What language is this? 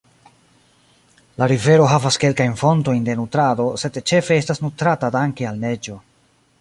Esperanto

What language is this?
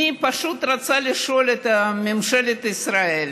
Hebrew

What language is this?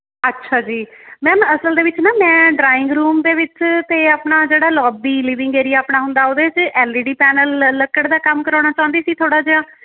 Punjabi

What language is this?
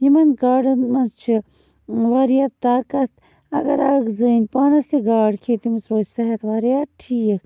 Kashmiri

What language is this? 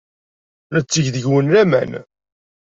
Kabyle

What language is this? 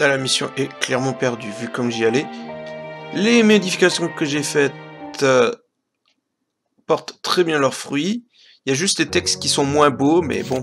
French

